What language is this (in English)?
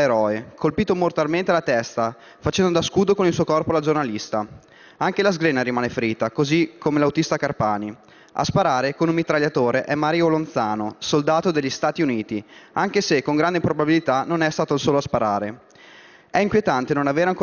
Italian